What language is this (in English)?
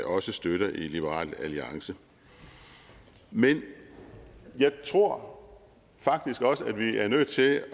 Danish